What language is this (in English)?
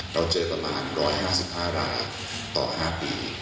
Thai